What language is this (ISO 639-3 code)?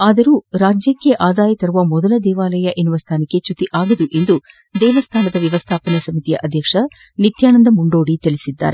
kan